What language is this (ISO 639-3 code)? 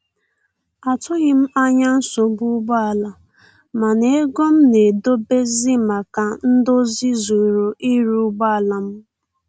ibo